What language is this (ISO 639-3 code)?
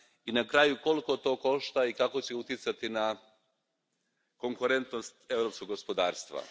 hrv